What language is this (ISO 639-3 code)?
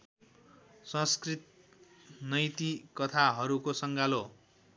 nep